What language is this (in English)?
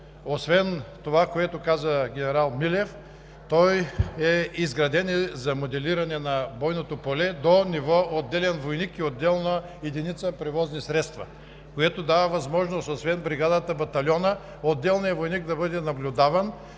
Bulgarian